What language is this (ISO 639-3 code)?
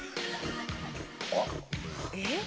jpn